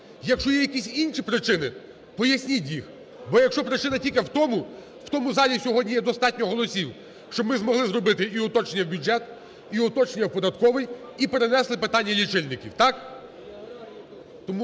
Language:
Ukrainian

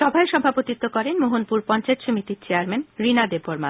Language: Bangla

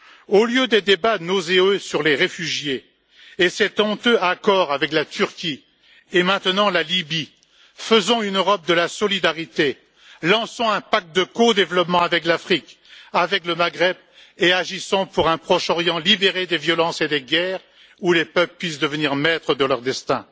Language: French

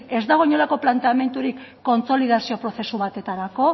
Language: Basque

